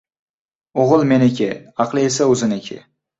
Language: Uzbek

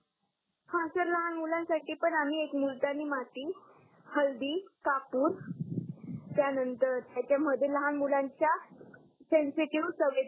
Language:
Marathi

